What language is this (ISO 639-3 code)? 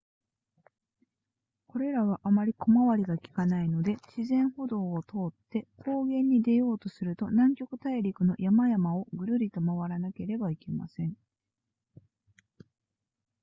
jpn